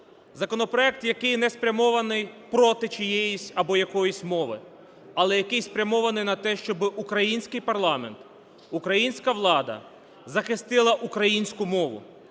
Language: Ukrainian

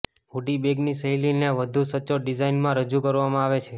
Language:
Gujarati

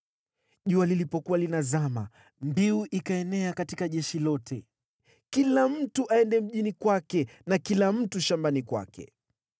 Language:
Swahili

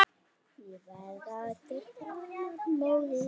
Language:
Icelandic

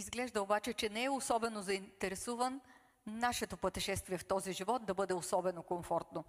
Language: Bulgarian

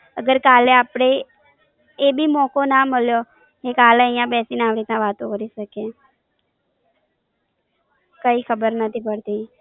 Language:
Gujarati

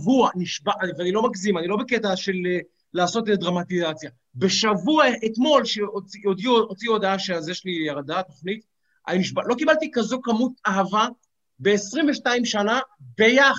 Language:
Hebrew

